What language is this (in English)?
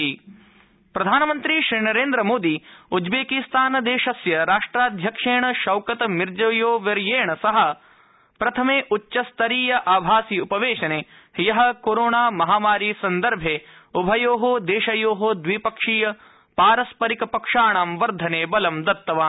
Sanskrit